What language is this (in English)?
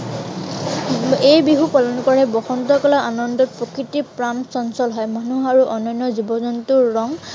Assamese